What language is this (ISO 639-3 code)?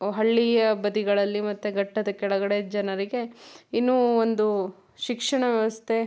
kan